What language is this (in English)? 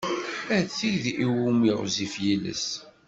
Kabyle